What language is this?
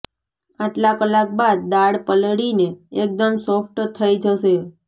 Gujarati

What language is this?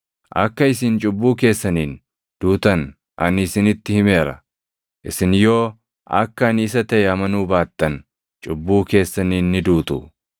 Oromo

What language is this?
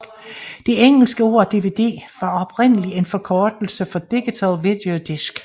Danish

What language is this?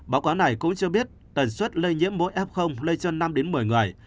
Vietnamese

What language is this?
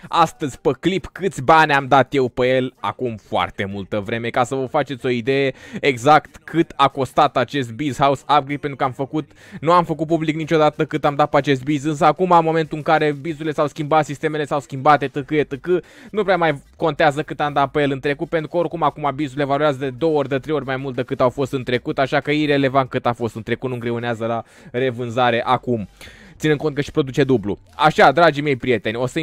Romanian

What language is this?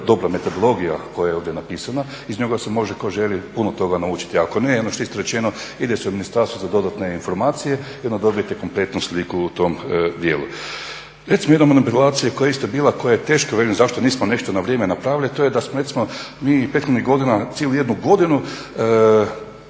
Croatian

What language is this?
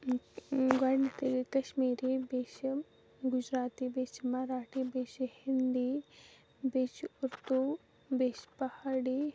Kashmiri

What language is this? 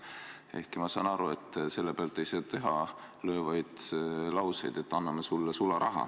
Estonian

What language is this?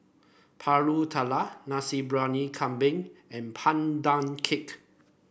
English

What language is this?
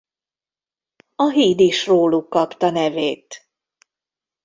Hungarian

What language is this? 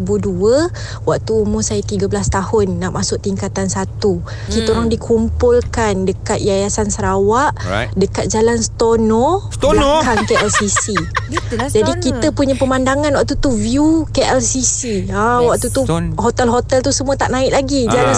Malay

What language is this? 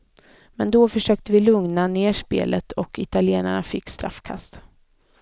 Swedish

